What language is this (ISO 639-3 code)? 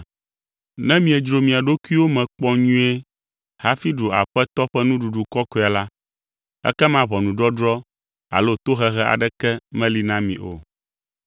ewe